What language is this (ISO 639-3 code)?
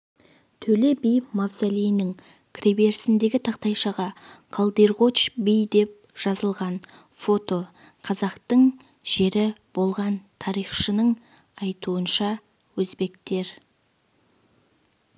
kaz